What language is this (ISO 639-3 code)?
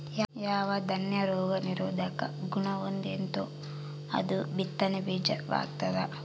kan